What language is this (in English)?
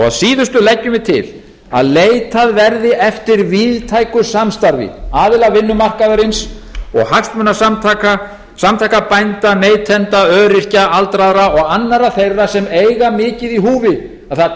Icelandic